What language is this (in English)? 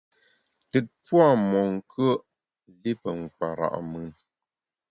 Bamun